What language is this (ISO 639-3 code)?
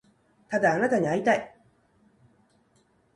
jpn